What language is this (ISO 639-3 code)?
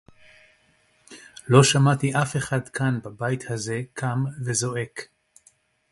heb